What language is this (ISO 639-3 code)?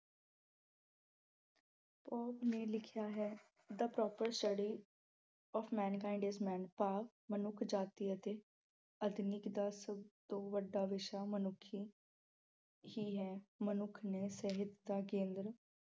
pan